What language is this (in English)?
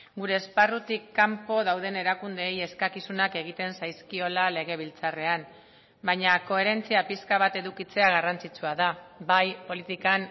Basque